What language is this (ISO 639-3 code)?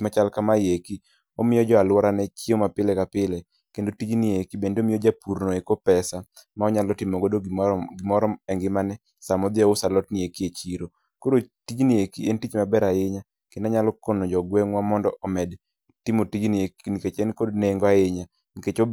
luo